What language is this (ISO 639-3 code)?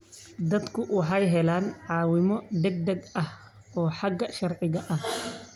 som